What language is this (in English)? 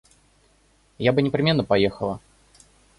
Russian